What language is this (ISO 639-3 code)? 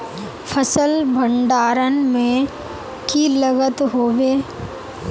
mag